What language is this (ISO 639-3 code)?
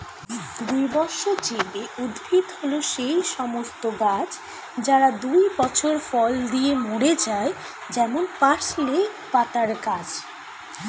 ben